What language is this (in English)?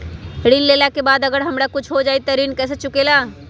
Magahi